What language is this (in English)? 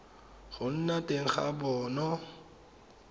Tswana